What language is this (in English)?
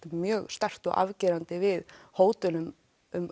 Icelandic